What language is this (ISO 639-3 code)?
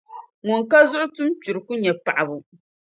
dag